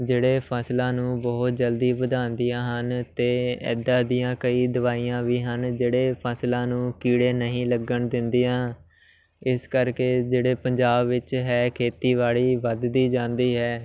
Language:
Punjabi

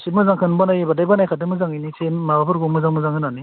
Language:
Bodo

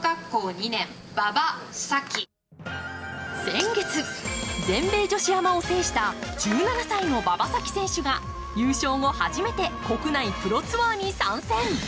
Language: Japanese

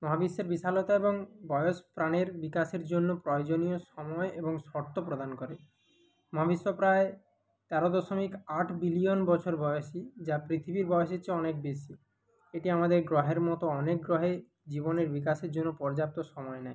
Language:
Bangla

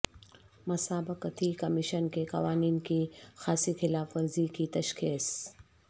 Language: Urdu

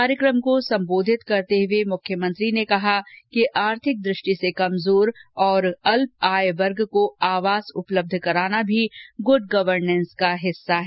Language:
Hindi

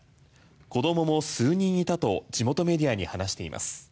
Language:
Japanese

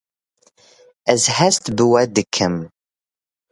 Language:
Kurdish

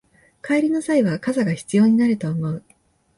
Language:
Japanese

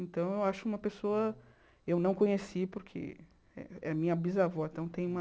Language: Portuguese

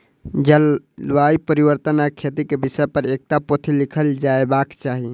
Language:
Maithili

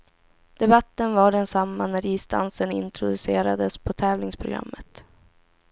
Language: Swedish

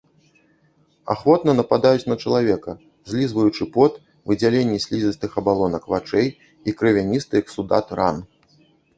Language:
Belarusian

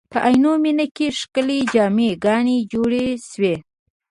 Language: Pashto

